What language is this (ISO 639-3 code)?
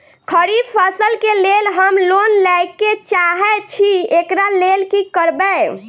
mai